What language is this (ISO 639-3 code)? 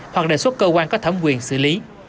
vie